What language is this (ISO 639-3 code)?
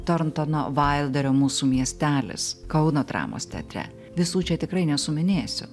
lit